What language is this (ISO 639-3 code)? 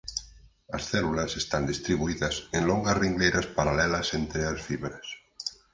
glg